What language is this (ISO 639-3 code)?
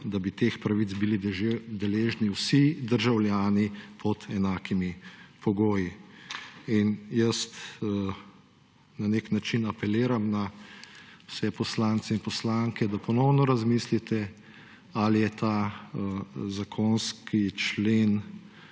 slv